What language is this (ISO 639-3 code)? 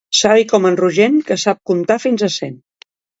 cat